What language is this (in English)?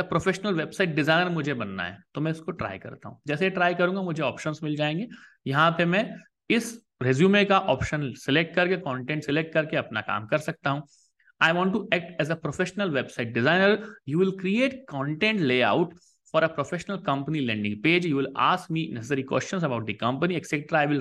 Hindi